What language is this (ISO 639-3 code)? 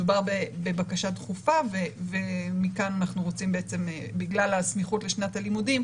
heb